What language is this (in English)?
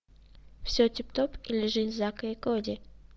Russian